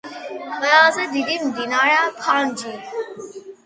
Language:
Georgian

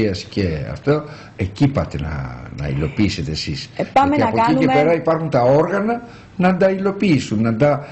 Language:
Greek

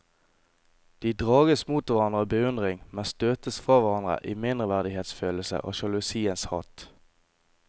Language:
Norwegian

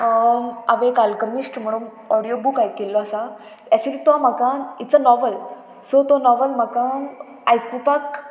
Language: Konkani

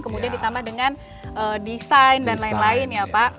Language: Indonesian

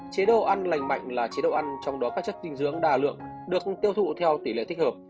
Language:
Vietnamese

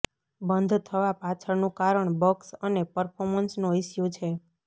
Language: Gujarati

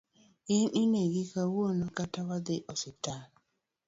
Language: Luo (Kenya and Tanzania)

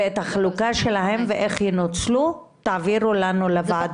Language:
Hebrew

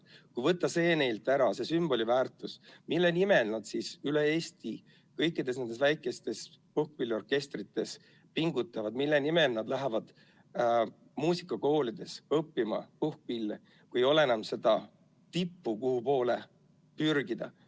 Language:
Estonian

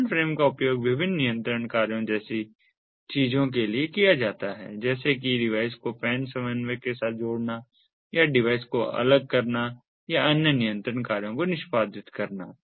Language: Hindi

